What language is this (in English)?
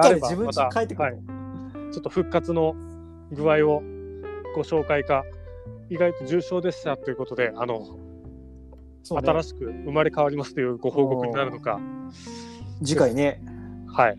Japanese